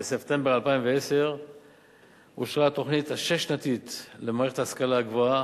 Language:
Hebrew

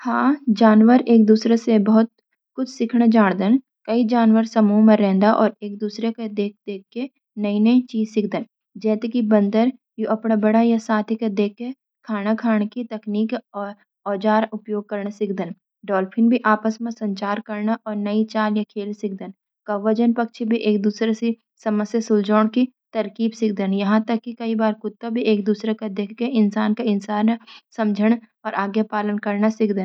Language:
Garhwali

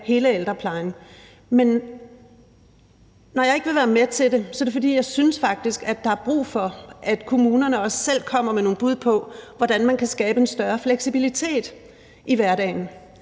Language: Danish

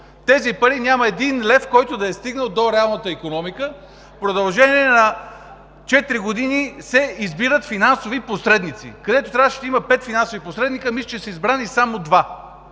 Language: Bulgarian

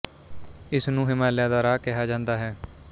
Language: Punjabi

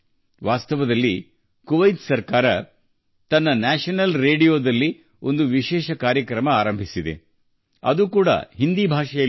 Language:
Kannada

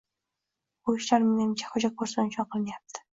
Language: Uzbek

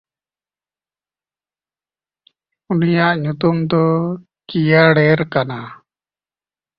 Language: Santali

